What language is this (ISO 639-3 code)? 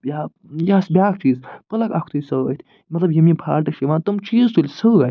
kas